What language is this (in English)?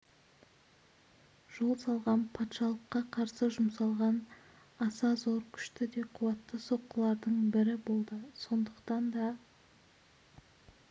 Kazakh